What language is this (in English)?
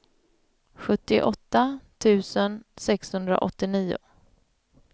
Swedish